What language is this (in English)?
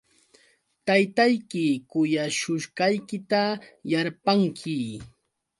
Yauyos Quechua